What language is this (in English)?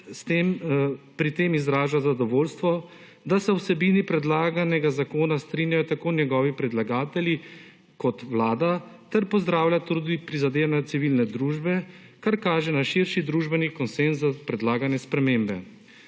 Slovenian